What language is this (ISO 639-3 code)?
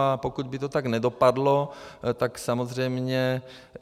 ces